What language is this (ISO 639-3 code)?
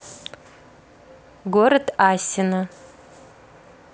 rus